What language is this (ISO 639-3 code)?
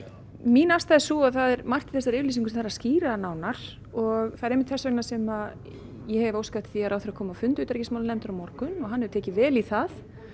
isl